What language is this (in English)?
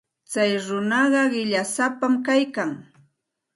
Santa Ana de Tusi Pasco Quechua